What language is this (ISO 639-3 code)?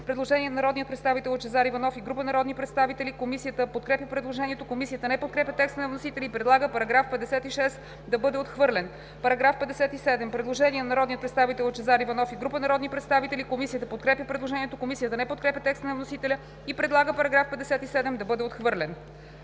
bul